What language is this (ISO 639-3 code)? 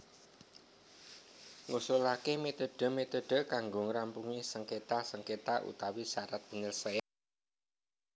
jav